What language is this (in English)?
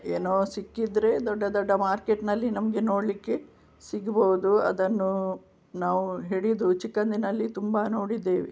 Kannada